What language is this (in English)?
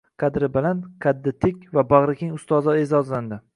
Uzbek